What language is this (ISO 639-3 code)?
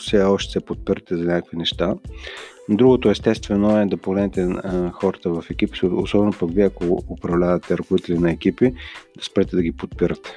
bul